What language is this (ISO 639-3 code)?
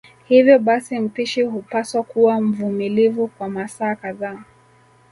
swa